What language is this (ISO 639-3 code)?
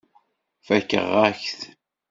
kab